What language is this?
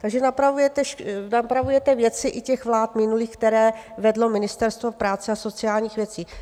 Czech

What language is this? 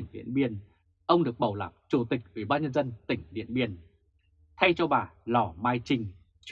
Vietnamese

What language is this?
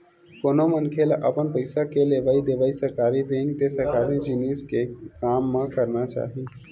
Chhattisgarhi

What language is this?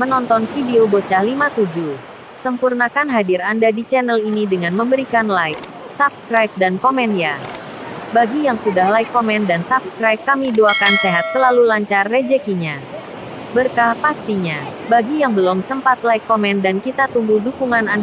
Indonesian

